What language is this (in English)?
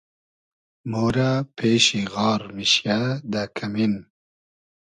Hazaragi